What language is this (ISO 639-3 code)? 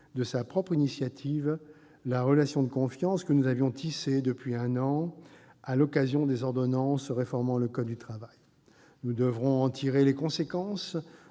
fra